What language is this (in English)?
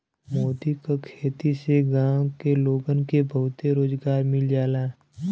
Bhojpuri